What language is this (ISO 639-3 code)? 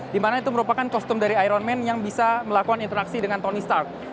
ind